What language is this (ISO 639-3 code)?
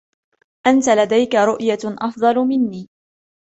ara